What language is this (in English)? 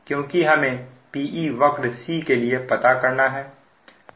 Hindi